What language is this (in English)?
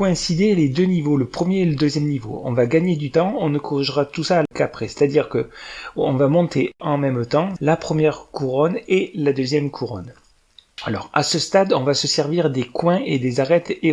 French